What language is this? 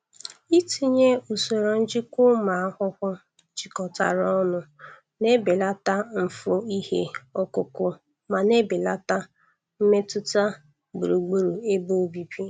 Igbo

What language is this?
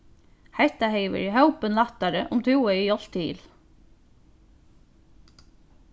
Faroese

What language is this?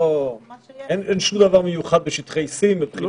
Hebrew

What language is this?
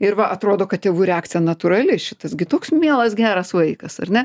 Lithuanian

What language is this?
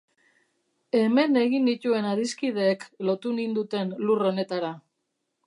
Basque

